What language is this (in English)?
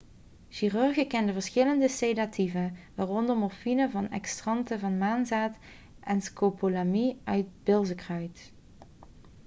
Dutch